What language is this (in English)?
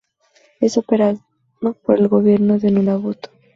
Spanish